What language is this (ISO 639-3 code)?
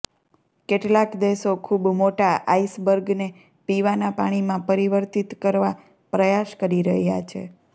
guj